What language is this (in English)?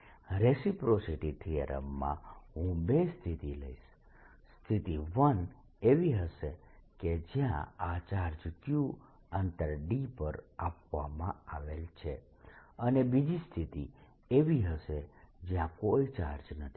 Gujarati